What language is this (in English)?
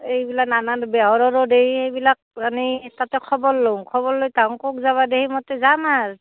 Assamese